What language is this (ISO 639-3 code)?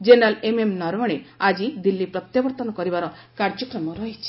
ori